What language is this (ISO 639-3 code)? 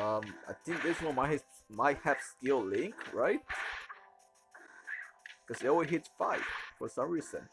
eng